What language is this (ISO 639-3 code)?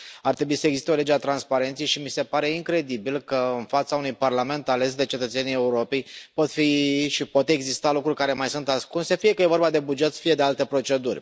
ron